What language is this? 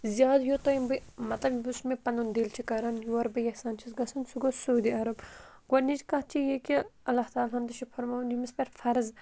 Kashmiri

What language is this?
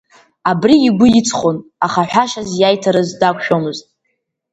Abkhazian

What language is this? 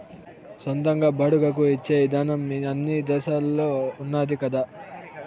Telugu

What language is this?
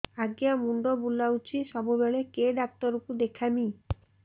Odia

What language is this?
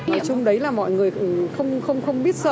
Vietnamese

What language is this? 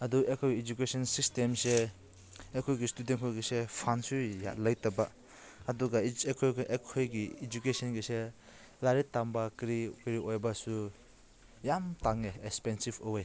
Manipuri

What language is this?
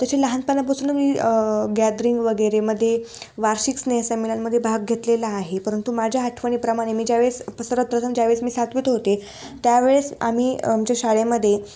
Marathi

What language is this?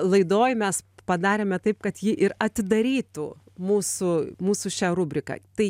Lithuanian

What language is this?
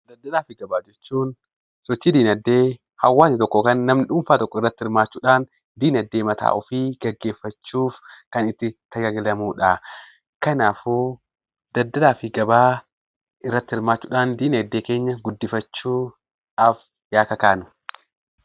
Oromo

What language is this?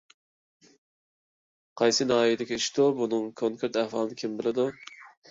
Uyghur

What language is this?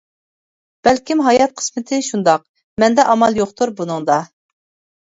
Uyghur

